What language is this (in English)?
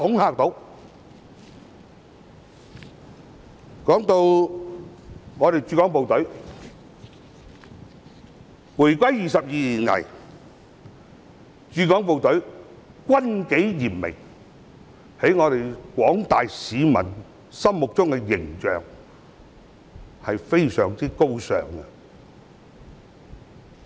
Cantonese